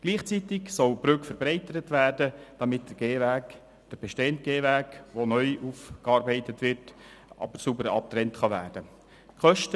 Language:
Swiss German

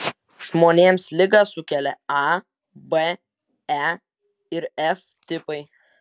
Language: Lithuanian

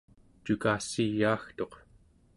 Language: Central Yupik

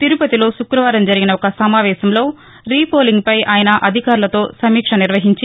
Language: Telugu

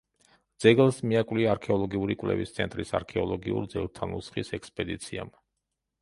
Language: Georgian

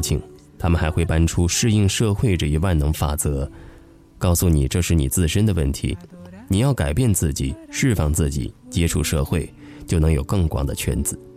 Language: Chinese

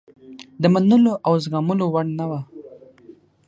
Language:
Pashto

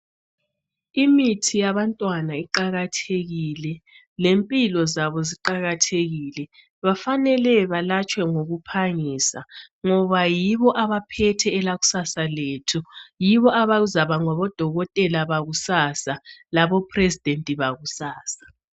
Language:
North Ndebele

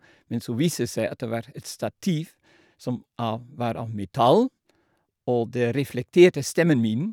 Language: Norwegian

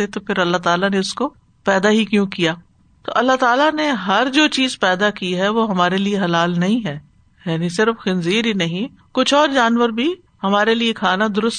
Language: Urdu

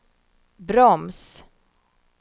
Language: Swedish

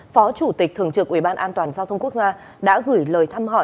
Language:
Vietnamese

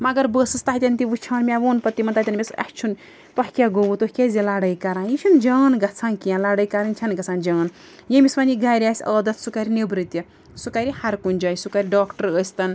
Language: Kashmiri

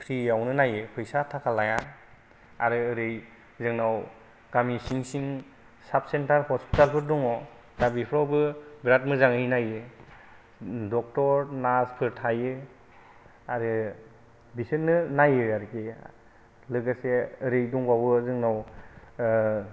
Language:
Bodo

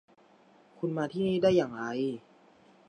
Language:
Thai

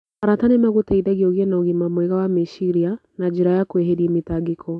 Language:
Kikuyu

